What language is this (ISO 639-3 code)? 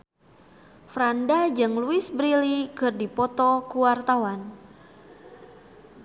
sun